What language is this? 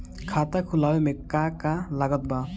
Bhojpuri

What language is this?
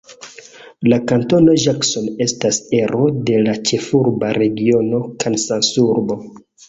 Esperanto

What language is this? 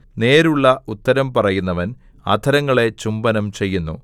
Malayalam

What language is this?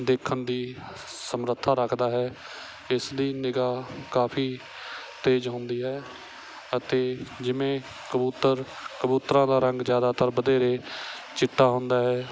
Punjabi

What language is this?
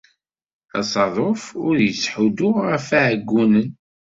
Kabyle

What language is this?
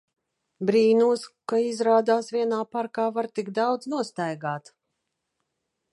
Latvian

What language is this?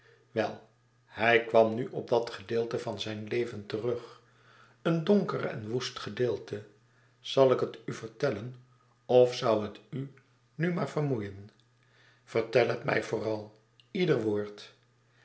Dutch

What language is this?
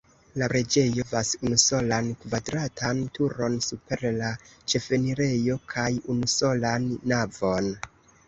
Esperanto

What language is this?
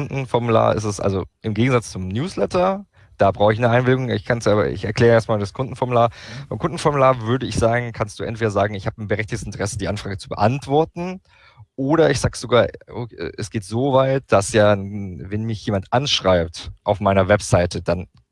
German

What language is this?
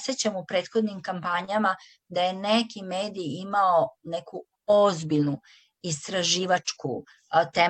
Croatian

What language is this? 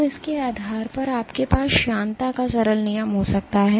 Hindi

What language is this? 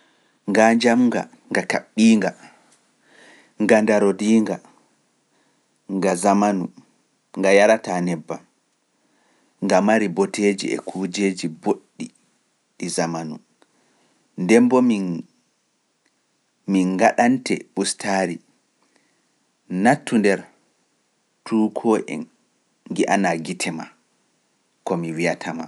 Pular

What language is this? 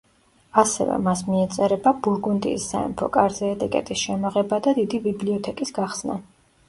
Georgian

